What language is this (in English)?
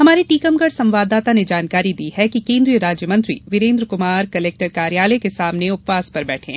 Hindi